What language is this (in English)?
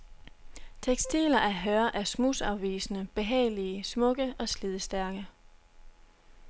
Danish